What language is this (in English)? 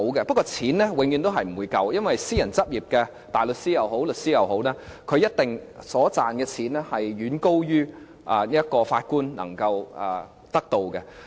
Cantonese